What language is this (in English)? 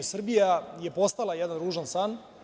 Serbian